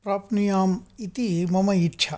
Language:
Sanskrit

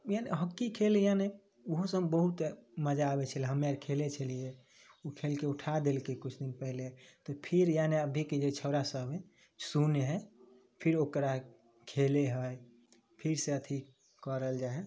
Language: Maithili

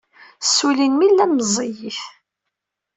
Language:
Kabyle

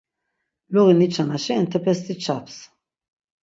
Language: Laz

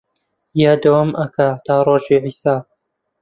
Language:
Central Kurdish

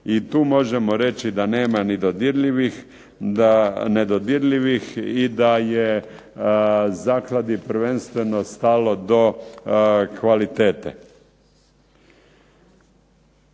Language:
Croatian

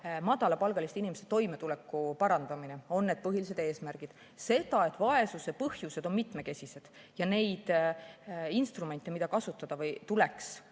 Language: Estonian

